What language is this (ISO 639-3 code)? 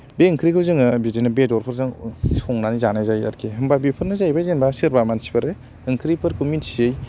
brx